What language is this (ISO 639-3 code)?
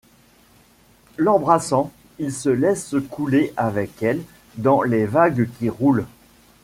fra